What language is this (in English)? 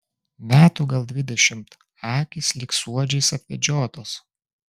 Lithuanian